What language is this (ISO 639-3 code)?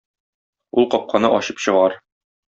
tat